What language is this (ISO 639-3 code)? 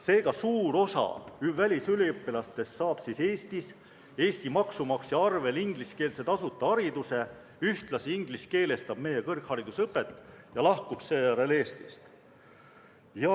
est